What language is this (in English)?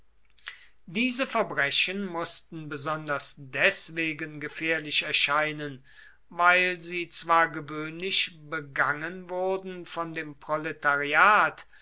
German